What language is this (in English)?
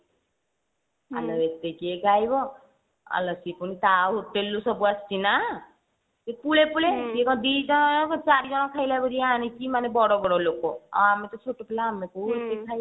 Odia